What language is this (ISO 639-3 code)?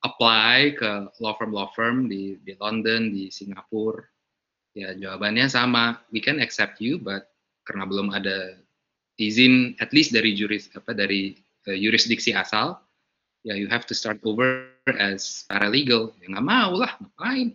ind